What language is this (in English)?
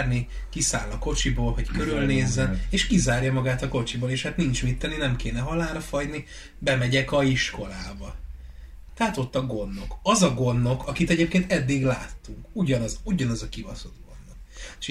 Hungarian